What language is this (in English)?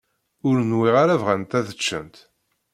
Kabyle